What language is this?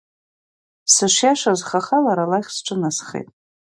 Abkhazian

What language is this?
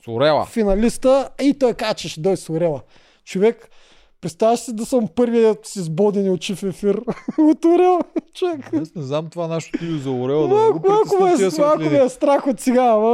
Bulgarian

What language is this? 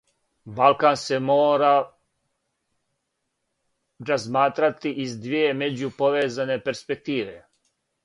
Serbian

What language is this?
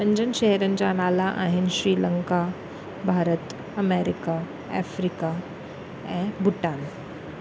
Sindhi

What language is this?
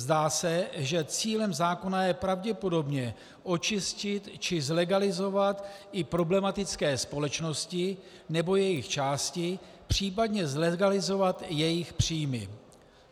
Czech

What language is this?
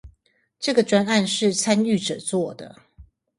Chinese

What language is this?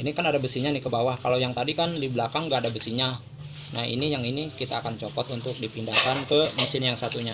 Indonesian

